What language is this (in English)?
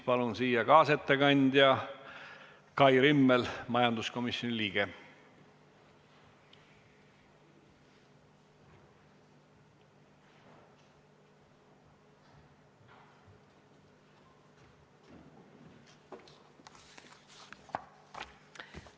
Estonian